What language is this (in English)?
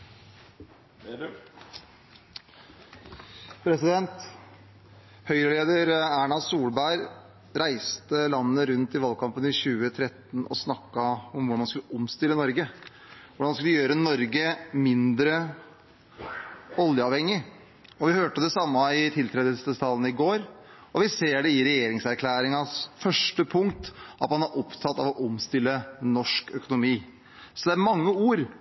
Norwegian